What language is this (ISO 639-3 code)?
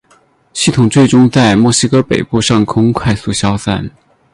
zho